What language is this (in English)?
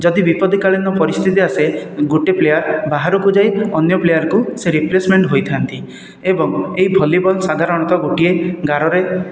Odia